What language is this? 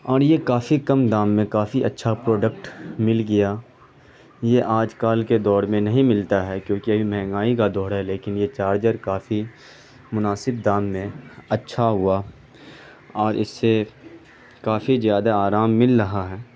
Urdu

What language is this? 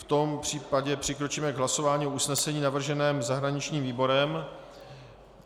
Czech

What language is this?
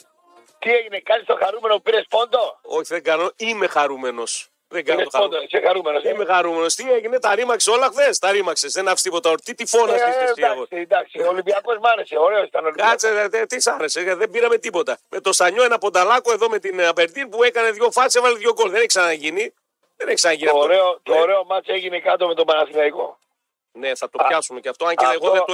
Greek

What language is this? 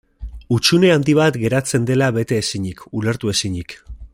Basque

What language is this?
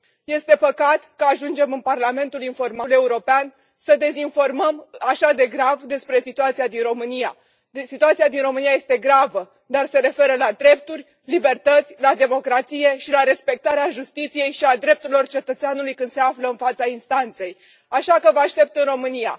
Romanian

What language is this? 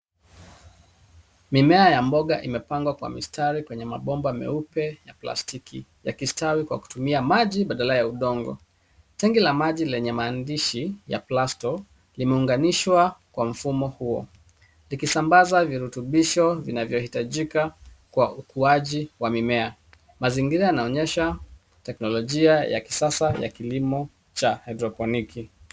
Swahili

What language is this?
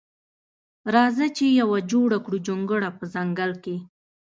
Pashto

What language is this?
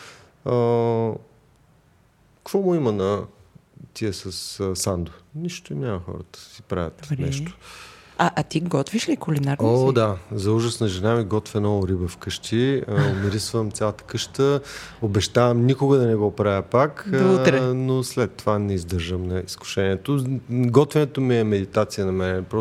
Bulgarian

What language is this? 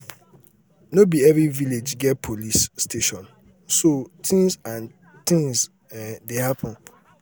Nigerian Pidgin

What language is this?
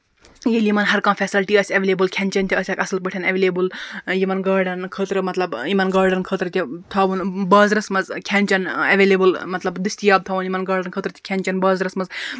Kashmiri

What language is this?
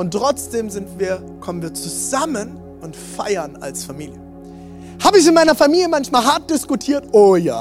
German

